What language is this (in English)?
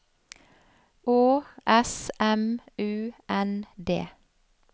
Norwegian